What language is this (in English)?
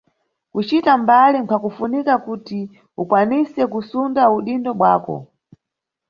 Nyungwe